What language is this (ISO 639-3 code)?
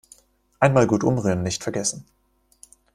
deu